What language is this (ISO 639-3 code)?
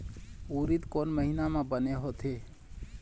hne